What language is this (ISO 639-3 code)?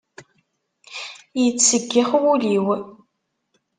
kab